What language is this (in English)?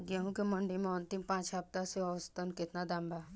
Bhojpuri